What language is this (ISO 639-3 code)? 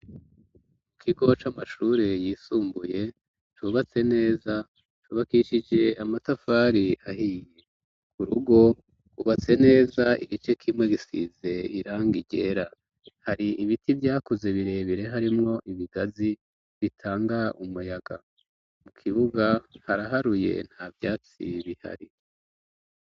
run